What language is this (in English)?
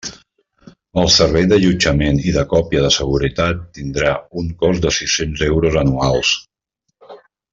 Catalan